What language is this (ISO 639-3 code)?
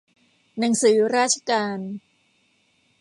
tha